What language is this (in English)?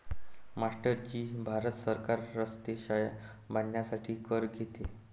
Marathi